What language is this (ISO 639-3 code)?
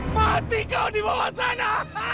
ind